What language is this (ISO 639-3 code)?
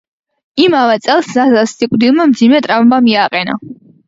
kat